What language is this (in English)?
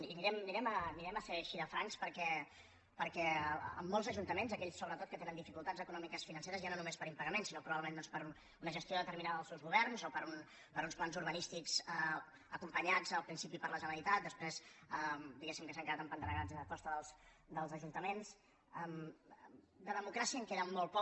Catalan